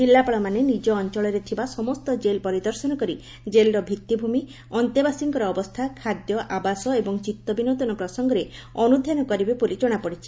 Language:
Odia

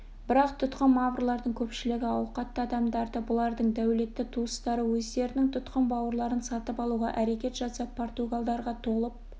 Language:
Kazakh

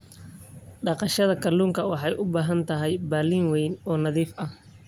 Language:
Somali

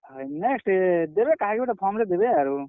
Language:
Odia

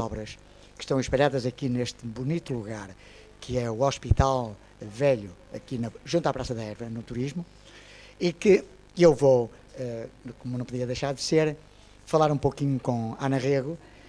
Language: Portuguese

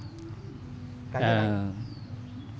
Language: Vietnamese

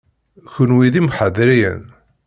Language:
Kabyle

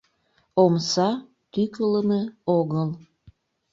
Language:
Mari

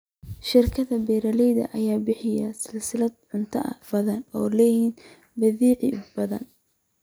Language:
Somali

